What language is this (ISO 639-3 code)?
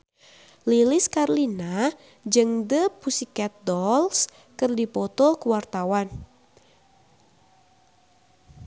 sun